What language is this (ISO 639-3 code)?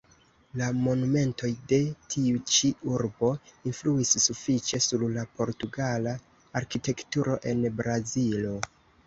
epo